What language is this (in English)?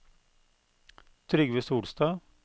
Norwegian